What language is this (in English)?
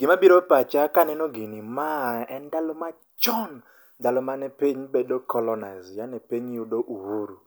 Luo (Kenya and Tanzania)